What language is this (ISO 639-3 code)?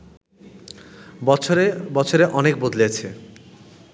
ben